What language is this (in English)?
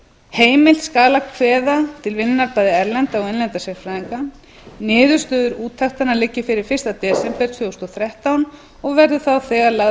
Icelandic